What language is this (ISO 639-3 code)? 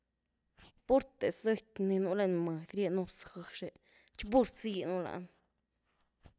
ztu